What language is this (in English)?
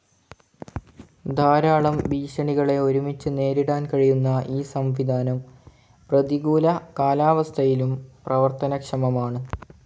Malayalam